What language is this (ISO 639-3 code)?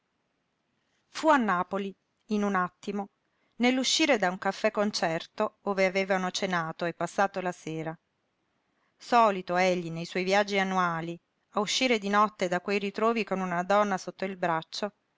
ita